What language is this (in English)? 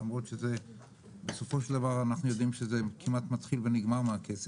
Hebrew